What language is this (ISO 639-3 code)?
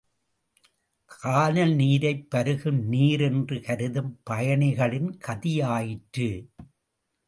tam